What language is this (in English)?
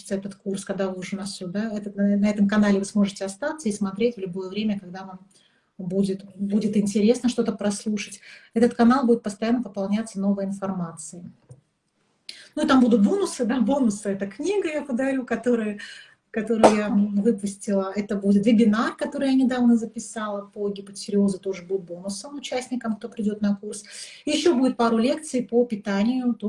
Russian